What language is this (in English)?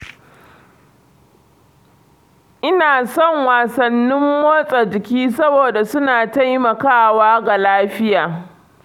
Hausa